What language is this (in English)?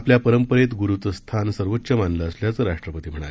Marathi